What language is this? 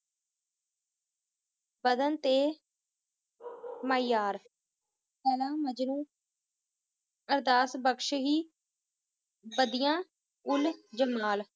Punjabi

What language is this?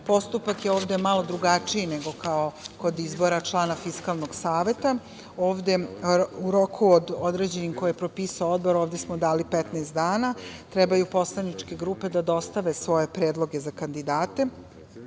Serbian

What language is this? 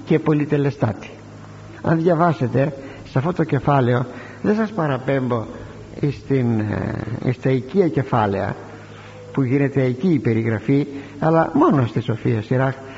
Greek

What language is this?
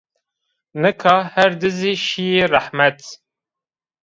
Zaza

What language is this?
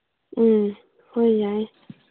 Manipuri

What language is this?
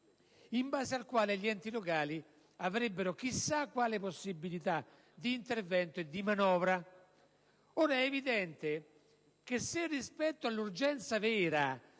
Italian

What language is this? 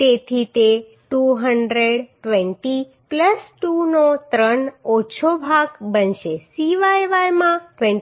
Gujarati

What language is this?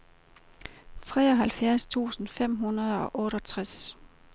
Danish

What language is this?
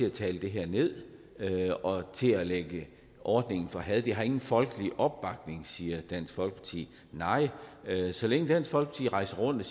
Danish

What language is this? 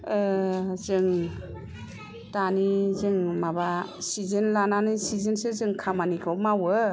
Bodo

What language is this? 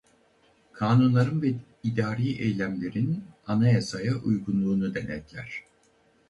Turkish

